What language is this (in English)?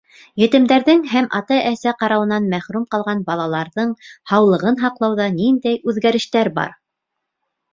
Bashkir